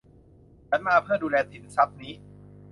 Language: Thai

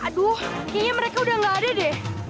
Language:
Indonesian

